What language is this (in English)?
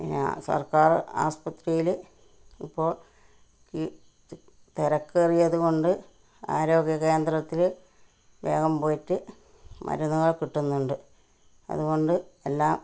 Malayalam